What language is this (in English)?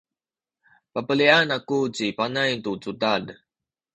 Sakizaya